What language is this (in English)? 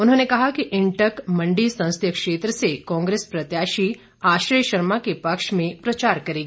Hindi